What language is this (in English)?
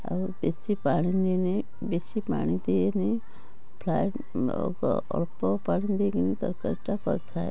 Odia